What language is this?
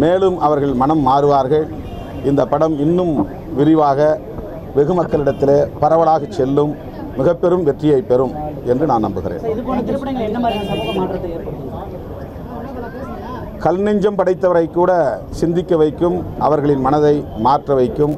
Romanian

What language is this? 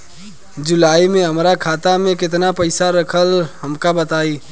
Bhojpuri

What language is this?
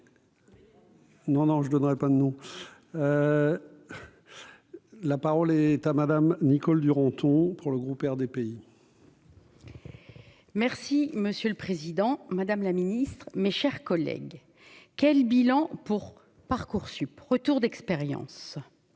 French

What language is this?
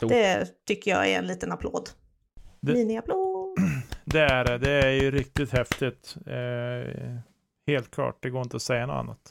Swedish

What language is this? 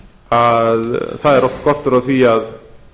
Icelandic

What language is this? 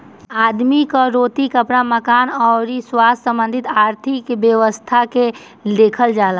Bhojpuri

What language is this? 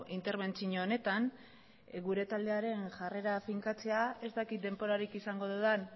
Basque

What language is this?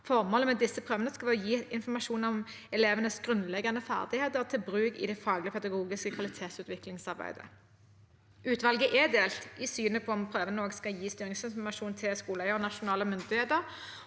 Norwegian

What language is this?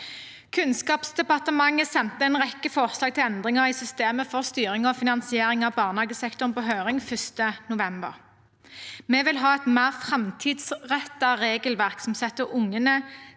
Norwegian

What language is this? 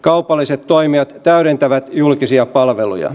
Finnish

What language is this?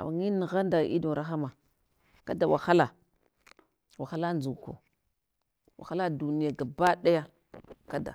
Hwana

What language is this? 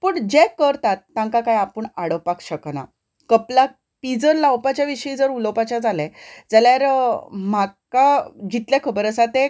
Konkani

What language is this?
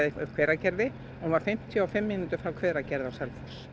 Icelandic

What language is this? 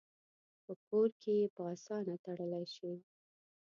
Pashto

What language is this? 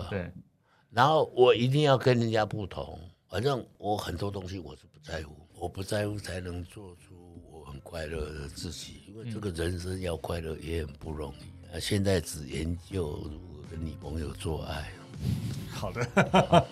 Chinese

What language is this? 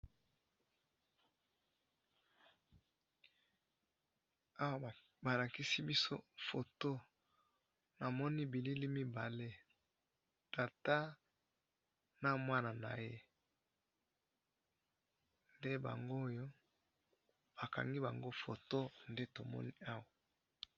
Lingala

